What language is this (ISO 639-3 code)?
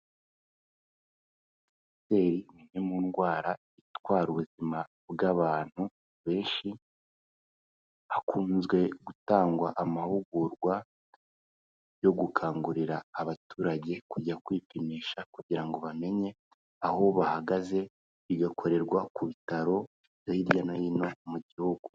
kin